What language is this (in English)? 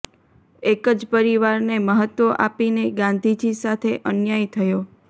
Gujarati